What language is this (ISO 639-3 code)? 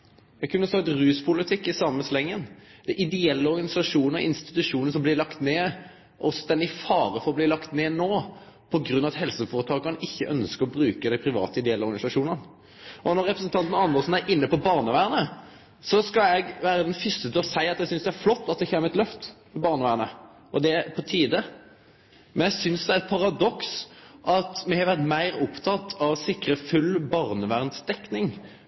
nno